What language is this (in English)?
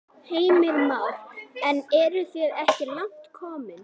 Icelandic